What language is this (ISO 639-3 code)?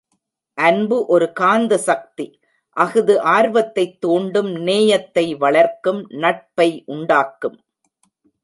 tam